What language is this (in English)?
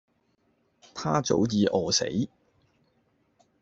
Cantonese